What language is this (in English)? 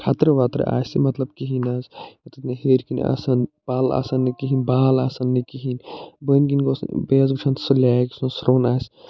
Kashmiri